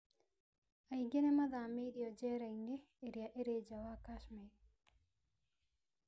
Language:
Kikuyu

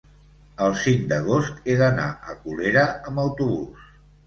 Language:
Catalan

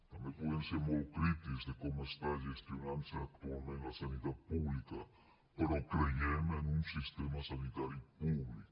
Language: Catalan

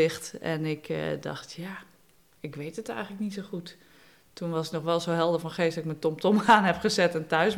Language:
Dutch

